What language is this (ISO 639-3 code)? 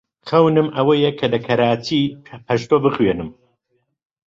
ckb